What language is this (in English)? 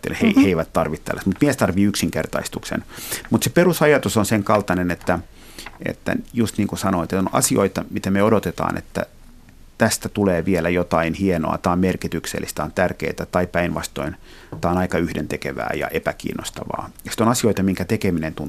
Finnish